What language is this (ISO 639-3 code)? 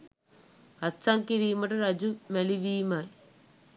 sin